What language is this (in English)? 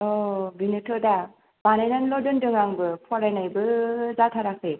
Bodo